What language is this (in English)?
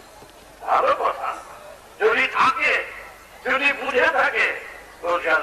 Turkish